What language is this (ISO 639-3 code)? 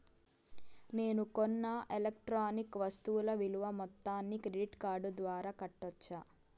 tel